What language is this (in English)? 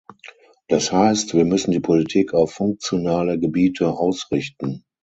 German